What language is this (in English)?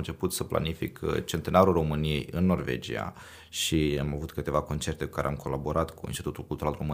Romanian